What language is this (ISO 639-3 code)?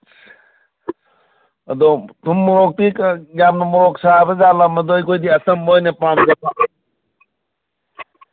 mni